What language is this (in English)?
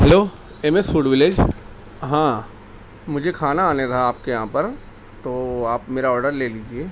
Urdu